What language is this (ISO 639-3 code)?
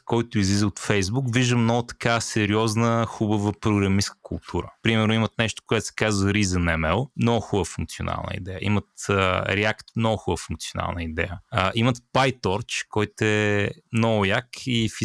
bul